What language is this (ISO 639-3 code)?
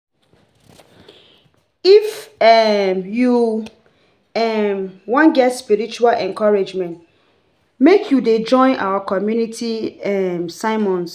pcm